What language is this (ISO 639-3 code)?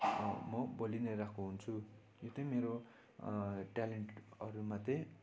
nep